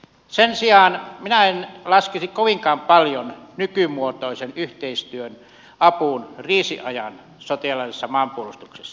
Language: Finnish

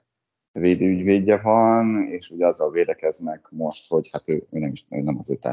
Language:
Hungarian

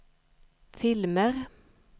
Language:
Swedish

